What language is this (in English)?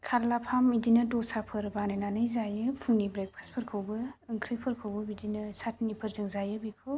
Bodo